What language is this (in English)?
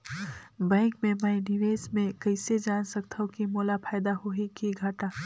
Chhattisgarhi